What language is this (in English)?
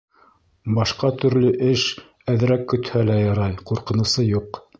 Bashkir